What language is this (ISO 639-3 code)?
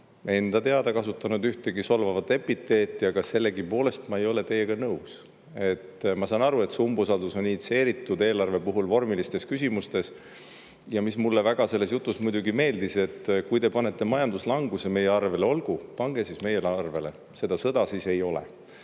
est